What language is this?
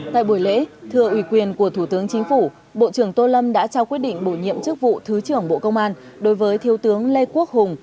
Vietnamese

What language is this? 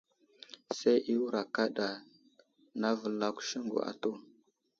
Wuzlam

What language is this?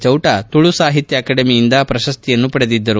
Kannada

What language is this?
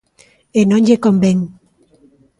Galician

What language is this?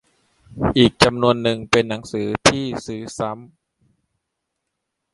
Thai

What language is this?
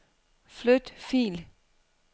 Danish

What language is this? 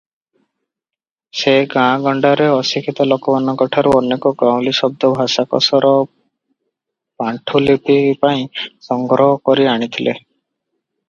Odia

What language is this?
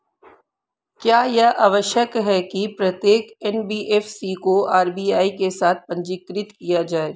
Hindi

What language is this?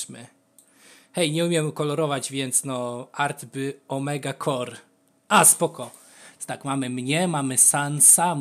Polish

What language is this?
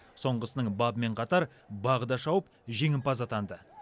Kazakh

